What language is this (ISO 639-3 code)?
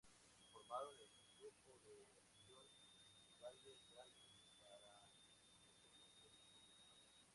spa